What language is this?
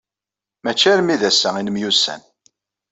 Kabyle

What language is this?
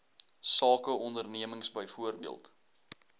Afrikaans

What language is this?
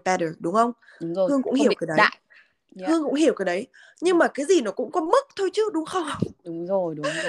Vietnamese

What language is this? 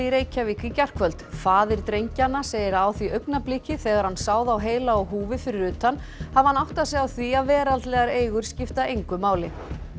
Icelandic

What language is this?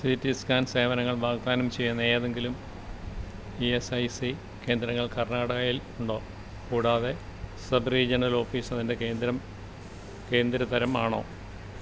Malayalam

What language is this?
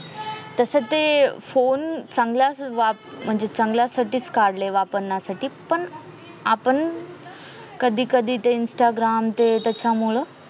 Marathi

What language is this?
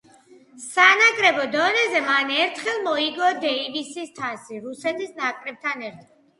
Georgian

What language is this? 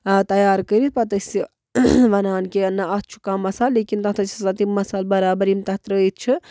Kashmiri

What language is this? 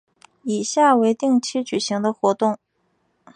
Chinese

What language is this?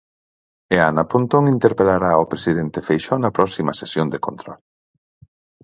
Galician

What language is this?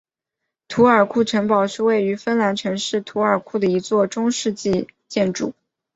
Chinese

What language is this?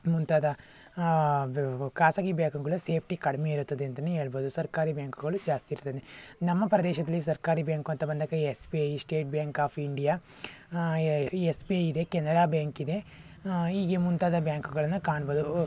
Kannada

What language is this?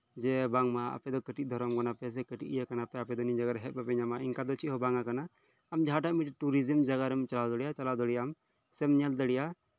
Santali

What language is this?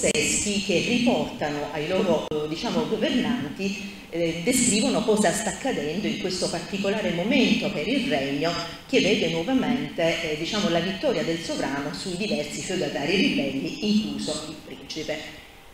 Italian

